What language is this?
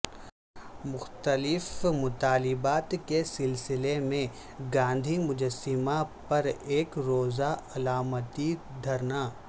Urdu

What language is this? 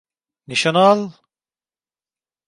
Turkish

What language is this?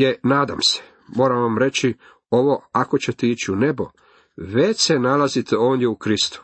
Croatian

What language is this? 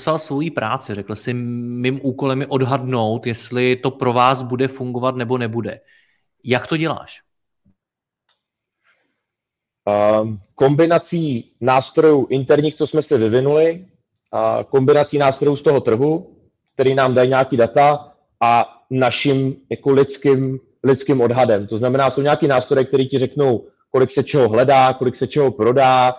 Czech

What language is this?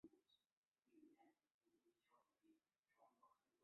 Chinese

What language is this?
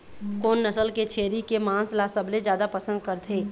Chhattisgarhi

